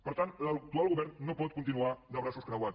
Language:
Catalan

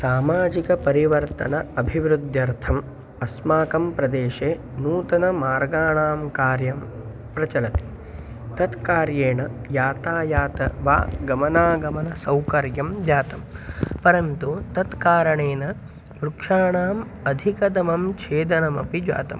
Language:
Sanskrit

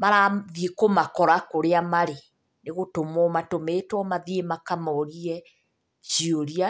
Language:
Kikuyu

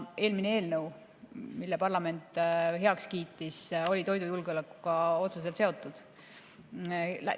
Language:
Estonian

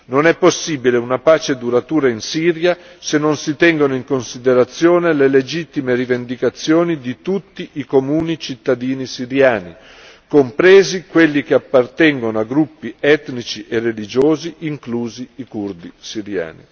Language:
Italian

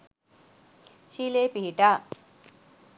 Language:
Sinhala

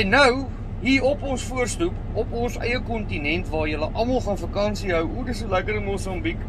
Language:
Dutch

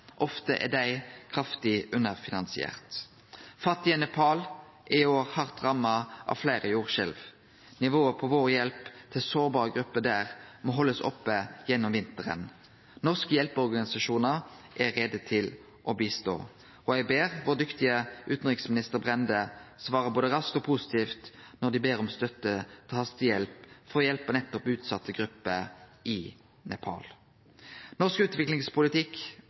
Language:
Norwegian Nynorsk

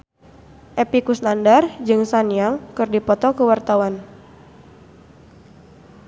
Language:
Sundanese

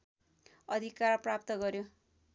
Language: Nepali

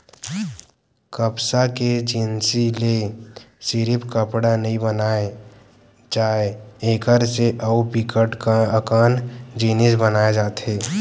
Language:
Chhattisgarhi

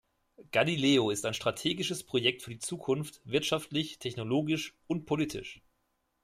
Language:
German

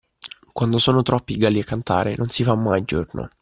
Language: Italian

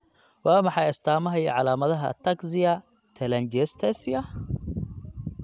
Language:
Somali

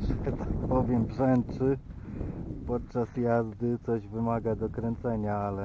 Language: Polish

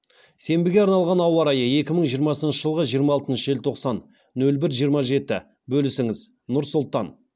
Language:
Kazakh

